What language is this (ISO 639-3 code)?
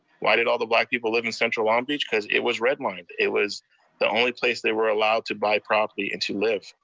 eng